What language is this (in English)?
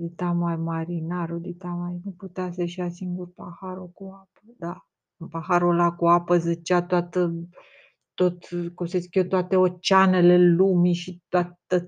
Romanian